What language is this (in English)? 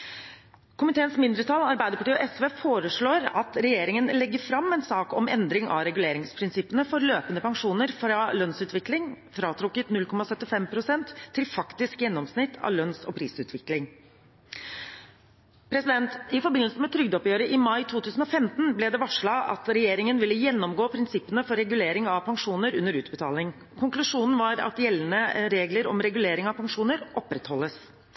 Norwegian Bokmål